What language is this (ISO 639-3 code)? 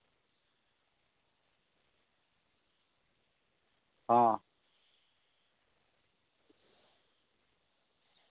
sat